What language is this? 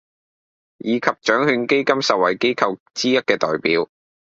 Cantonese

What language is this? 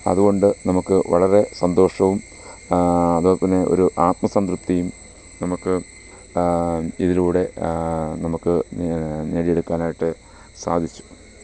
Malayalam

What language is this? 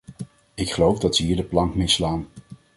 Dutch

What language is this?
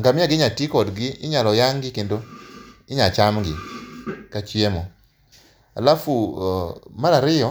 Luo (Kenya and Tanzania)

